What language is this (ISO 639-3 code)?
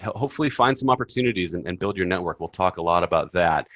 eng